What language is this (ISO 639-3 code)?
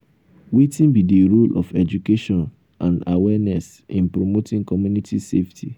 pcm